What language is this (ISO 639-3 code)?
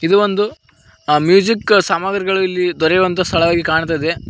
kan